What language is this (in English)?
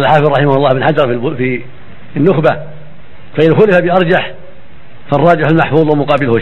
Arabic